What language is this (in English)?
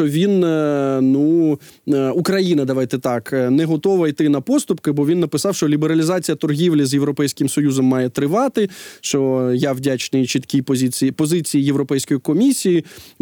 Ukrainian